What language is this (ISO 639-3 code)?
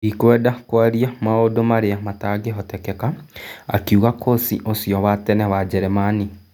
kik